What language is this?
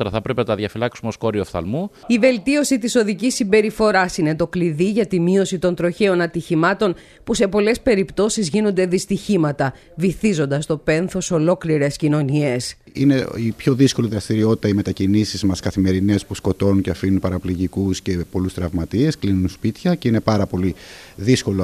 Greek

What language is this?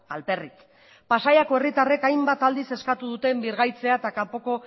Basque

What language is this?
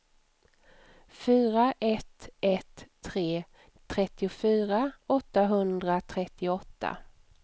Swedish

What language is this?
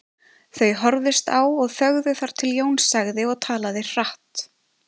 Icelandic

